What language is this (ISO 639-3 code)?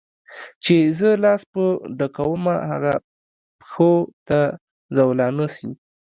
pus